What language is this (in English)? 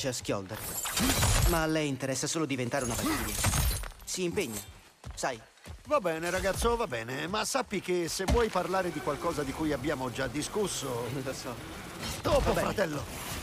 Italian